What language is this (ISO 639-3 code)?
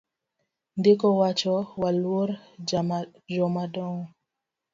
luo